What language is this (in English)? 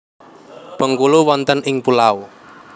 Javanese